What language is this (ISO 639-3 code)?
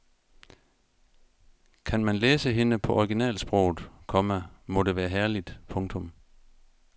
dan